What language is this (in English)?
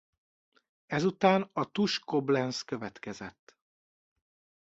Hungarian